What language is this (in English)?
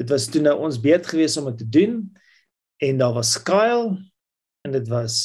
Dutch